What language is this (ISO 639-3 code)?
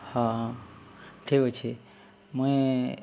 ori